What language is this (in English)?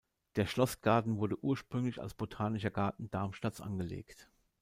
German